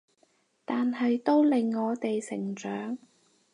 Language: Cantonese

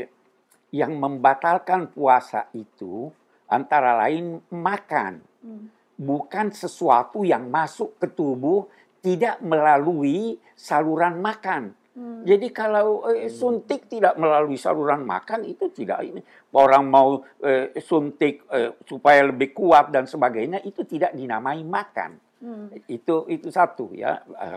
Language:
Indonesian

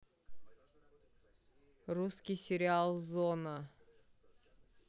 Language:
Russian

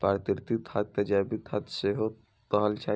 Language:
Maithili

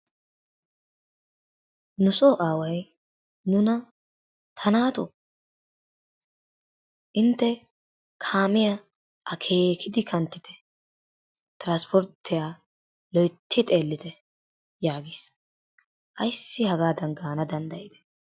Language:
Wolaytta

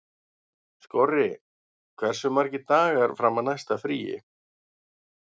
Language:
Icelandic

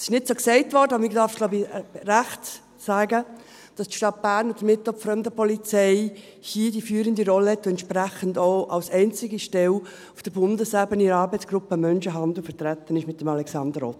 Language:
Swiss German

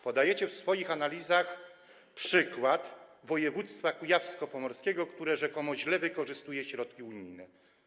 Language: Polish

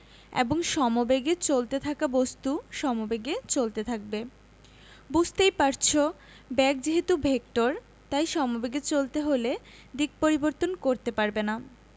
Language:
Bangla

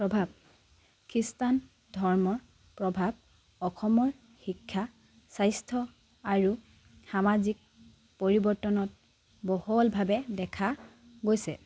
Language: Assamese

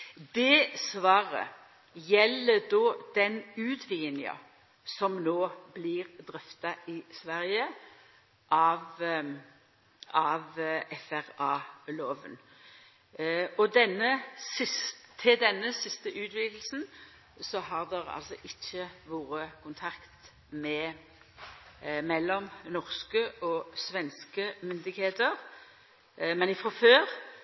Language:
Norwegian Nynorsk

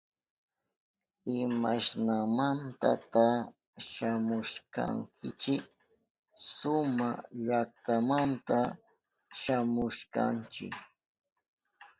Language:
Southern Pastaza Quechua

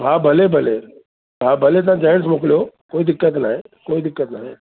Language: Sindhi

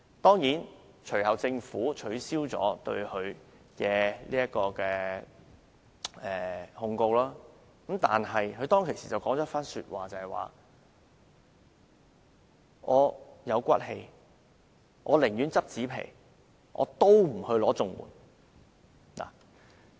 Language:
Cantonese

